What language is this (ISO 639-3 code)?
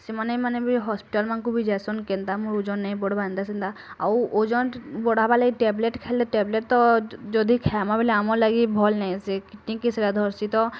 ori